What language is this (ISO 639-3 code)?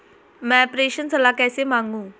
hin